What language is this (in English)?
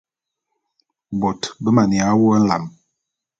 Bulu